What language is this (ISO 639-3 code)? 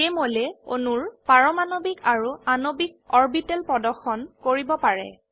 asm